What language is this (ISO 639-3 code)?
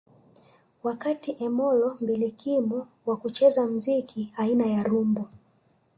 swa